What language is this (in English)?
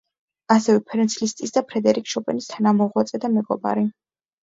Georgian